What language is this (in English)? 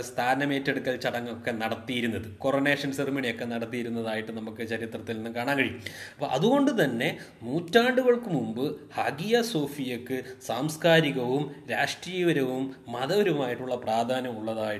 Malayalam